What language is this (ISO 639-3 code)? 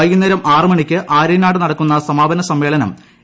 mal